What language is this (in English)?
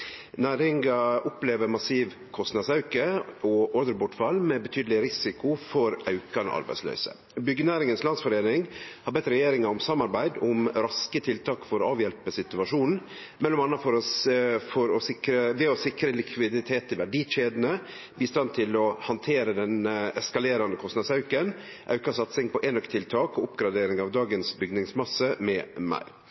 Norwegian Nynorsk